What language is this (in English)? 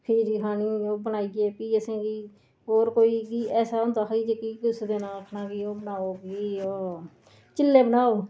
Dogri